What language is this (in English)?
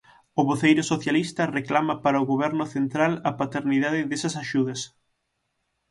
Galician